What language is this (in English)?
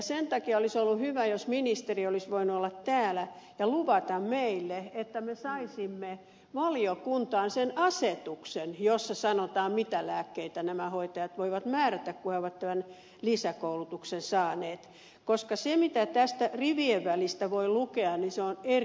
Finnish